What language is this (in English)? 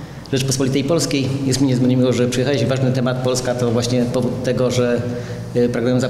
Polish